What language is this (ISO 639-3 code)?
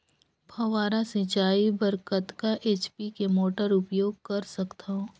hne